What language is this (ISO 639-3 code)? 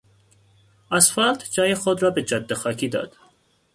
fas